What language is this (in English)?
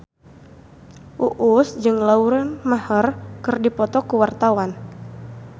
Sundanese